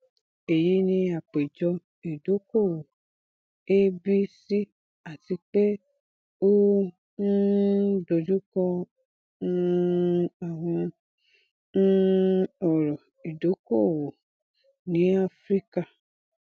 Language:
Yoruba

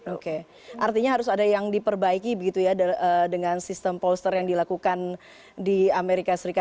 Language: Indonesian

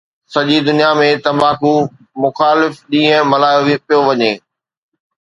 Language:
Sindhi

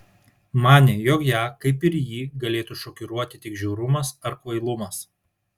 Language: Lithuanian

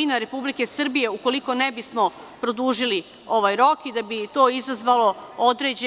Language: Serbian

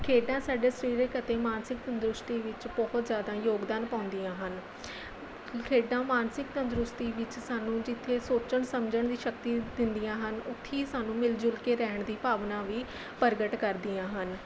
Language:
Punjabi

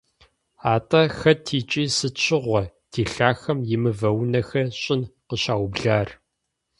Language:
Kabardian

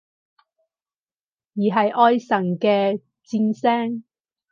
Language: Cantonese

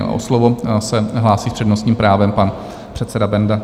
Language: Czech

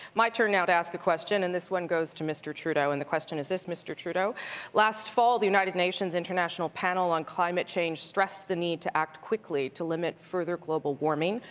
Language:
English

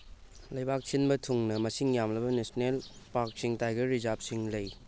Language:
Manipuri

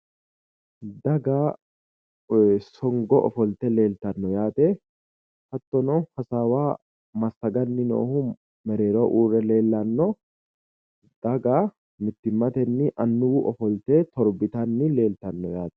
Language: Sidamo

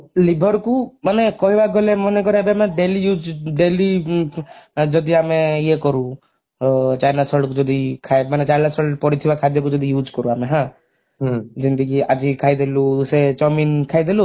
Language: Odia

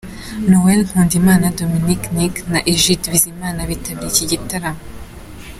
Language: Kinyarwanda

